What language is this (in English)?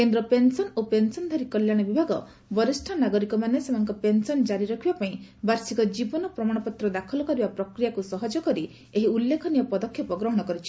Odia